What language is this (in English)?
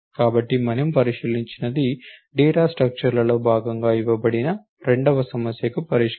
Telugu